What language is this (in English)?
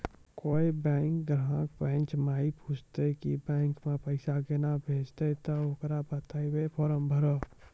Maithili